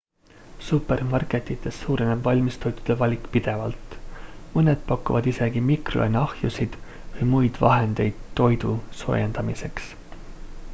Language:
Estonian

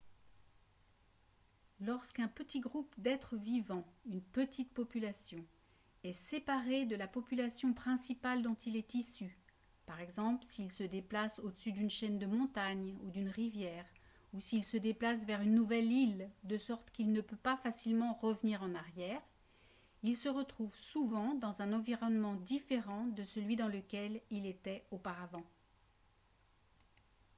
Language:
French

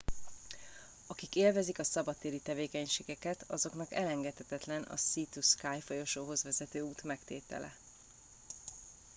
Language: Hungarian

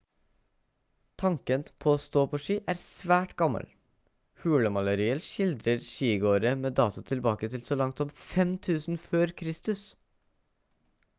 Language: Norwegian Bokmål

